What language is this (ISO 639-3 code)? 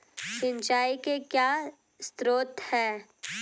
hin